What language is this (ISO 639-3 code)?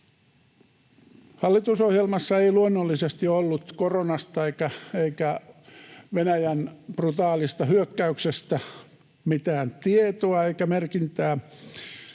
fin